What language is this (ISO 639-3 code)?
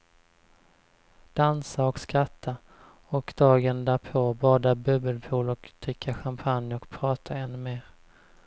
swe